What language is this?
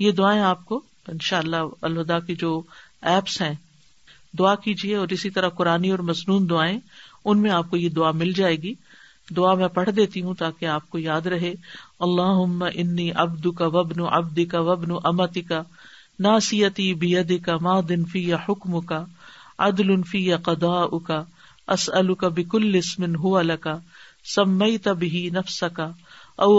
Urdu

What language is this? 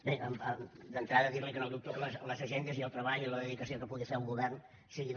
Catalan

